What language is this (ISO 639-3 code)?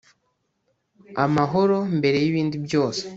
kin